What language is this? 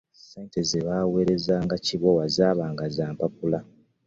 Ganda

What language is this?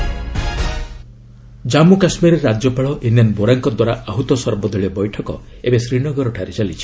Odia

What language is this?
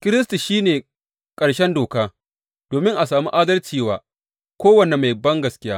Hausa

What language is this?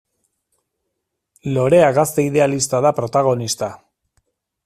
Basque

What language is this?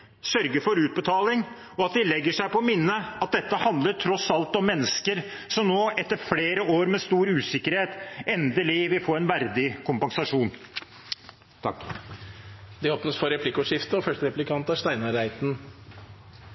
Norwegian Bokmål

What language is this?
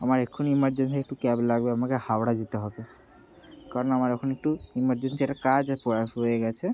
Bangla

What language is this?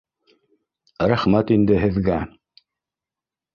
Bashkir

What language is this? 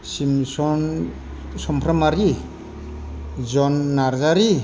Bodo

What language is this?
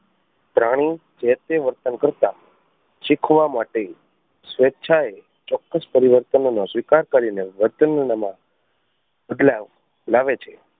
Gujarati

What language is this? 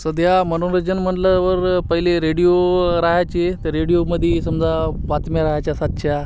Marathi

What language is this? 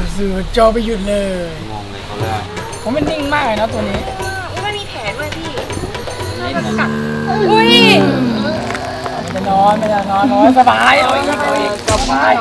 Thai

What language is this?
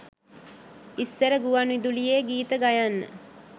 Sinhala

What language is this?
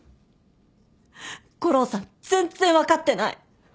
Japanese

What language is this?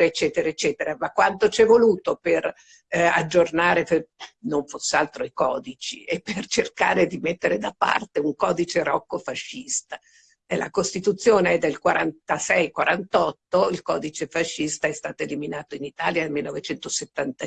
Italian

